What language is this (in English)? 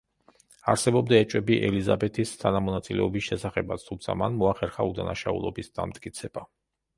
Georgian